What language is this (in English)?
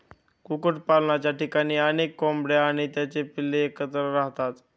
Marathi